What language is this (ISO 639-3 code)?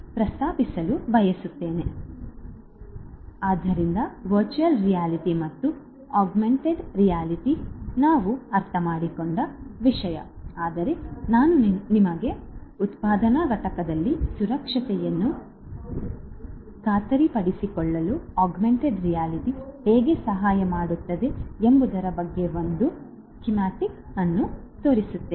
kan